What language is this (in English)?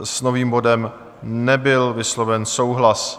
Czech